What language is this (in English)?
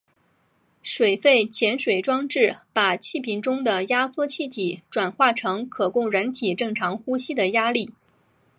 Chinese